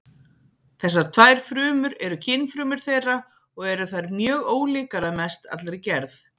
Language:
Icelandic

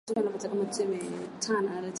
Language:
Swahili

